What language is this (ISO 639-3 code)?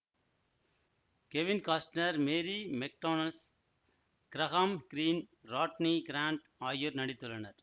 tam